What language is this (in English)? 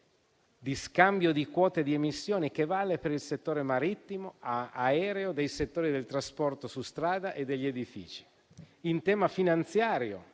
Italian